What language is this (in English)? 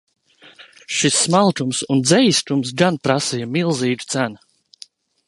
Latvian